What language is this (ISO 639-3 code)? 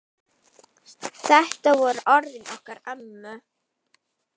isl